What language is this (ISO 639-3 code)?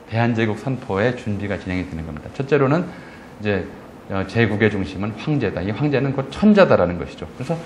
kor